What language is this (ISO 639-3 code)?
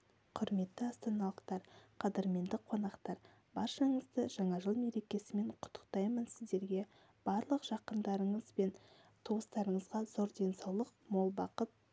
kaz